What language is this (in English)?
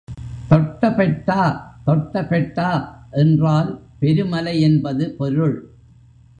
Tamil